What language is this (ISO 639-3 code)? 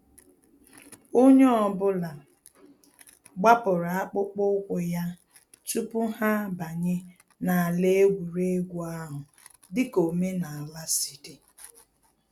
ibo